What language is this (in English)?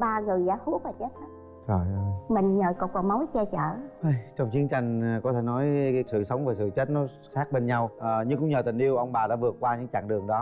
Vietnamese